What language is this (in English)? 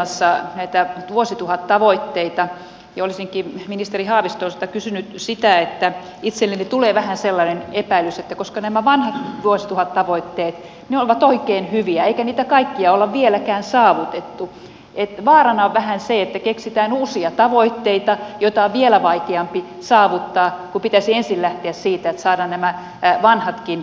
Finnish